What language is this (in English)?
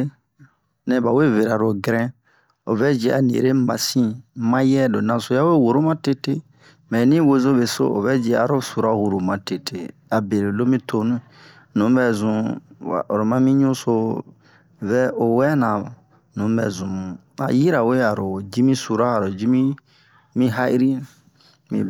Bomu